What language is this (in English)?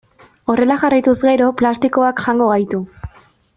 Basque